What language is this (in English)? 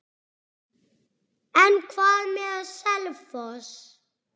Icelandic